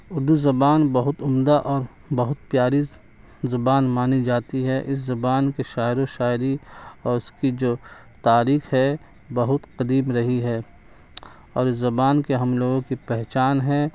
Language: Urdu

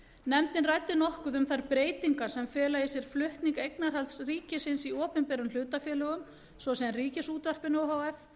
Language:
Icelandic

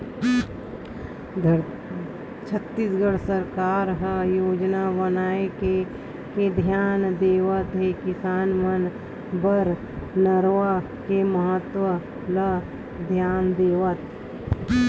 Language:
Chhattisgarhi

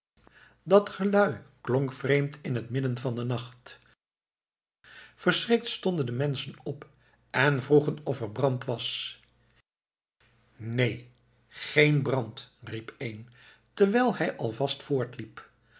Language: Dutch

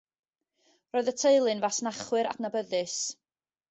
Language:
Welsh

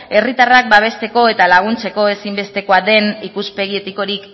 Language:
Basque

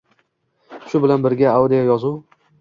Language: Uzbek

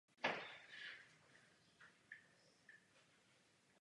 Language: Czech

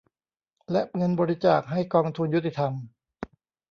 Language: Thai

